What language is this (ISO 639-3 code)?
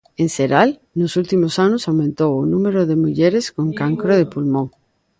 glg